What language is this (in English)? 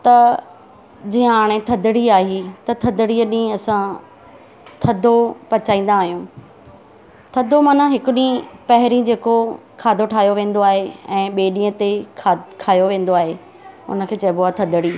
Sindhi